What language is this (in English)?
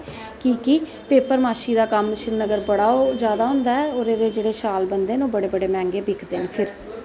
Dogri